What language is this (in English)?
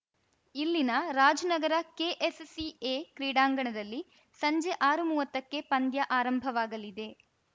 Kannada